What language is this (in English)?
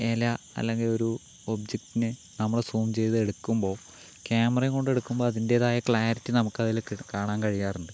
Malayalam